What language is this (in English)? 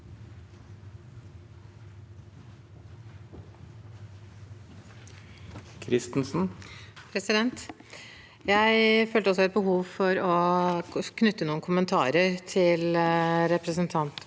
Norwegian